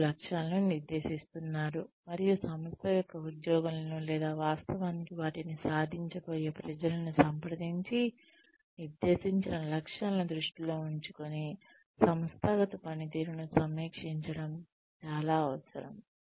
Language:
Telugu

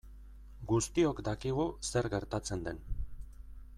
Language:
Basque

